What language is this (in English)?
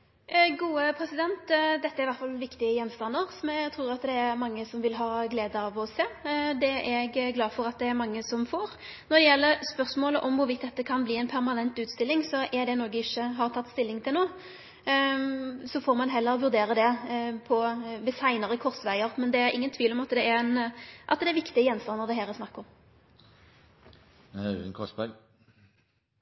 Norwegian